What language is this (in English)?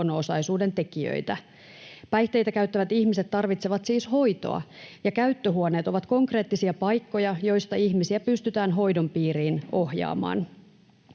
Finnish